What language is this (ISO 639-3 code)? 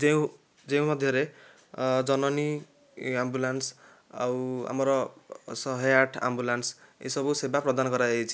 ori